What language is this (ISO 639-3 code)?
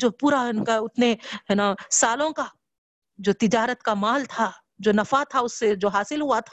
urd